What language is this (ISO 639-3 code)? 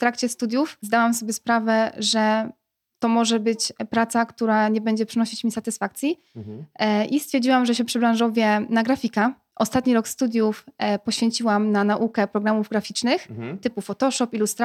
pol